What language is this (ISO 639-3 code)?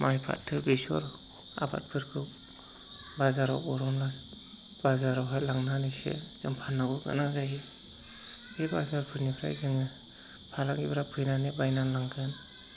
brx